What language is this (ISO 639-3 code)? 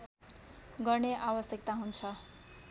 nep